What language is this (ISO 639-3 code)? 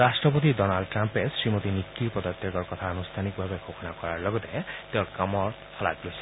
asm